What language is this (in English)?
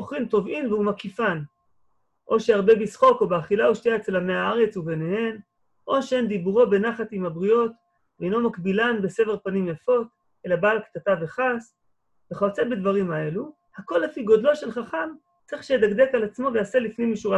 Hebrew